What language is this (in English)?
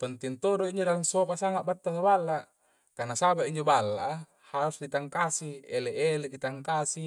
Coastal Konjo